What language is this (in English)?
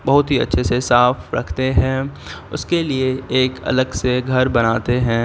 Urdu